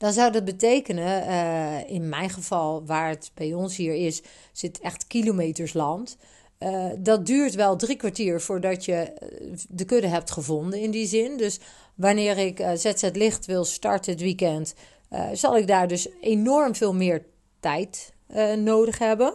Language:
Dutch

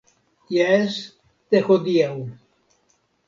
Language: Esperanto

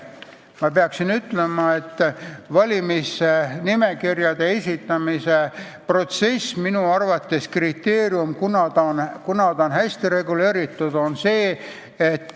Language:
Estonian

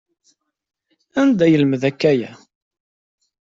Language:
Kabyle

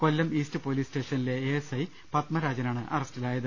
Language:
Malayalam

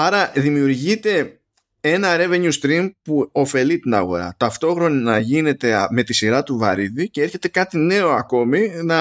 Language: Greek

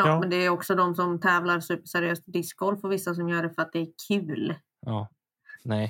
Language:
Swedish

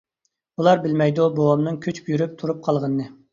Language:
Uyghur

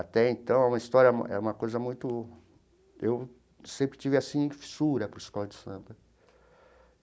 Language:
Portuguese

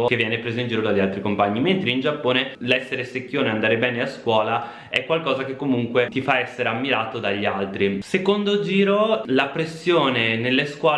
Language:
Italian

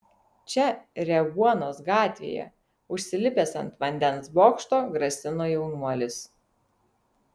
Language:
Lithuanian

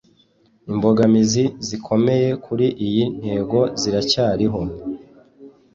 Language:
Kinyarwanda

